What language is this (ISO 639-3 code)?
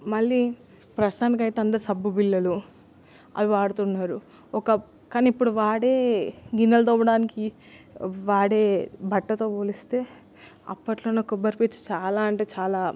tel